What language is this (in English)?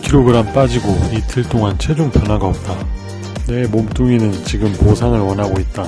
Korean